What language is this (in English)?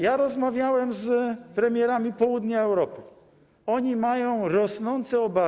Polish